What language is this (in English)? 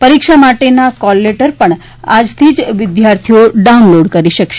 Gujarati